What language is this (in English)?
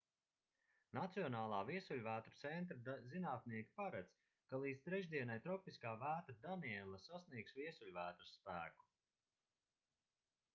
Latvian